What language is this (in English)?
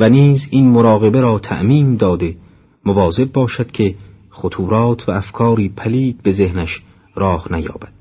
Persian